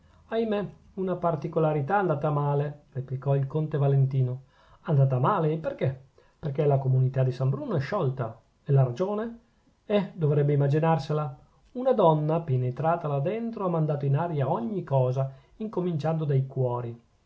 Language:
Italian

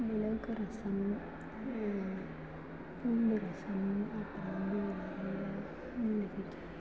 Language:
Tamil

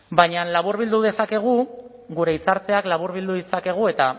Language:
Basque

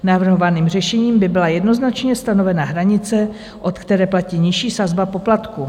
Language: Czech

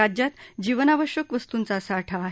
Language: Marathi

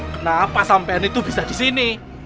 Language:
Indonesian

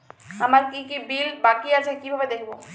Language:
Bangla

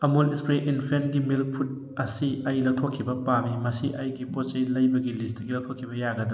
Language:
Manipuri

